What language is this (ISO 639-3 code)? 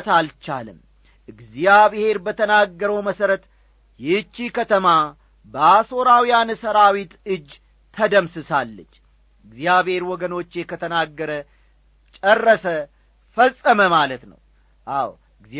amh